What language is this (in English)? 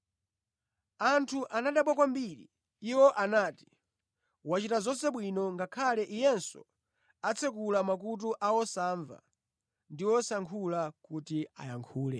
Nyanja